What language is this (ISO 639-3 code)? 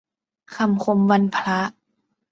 tha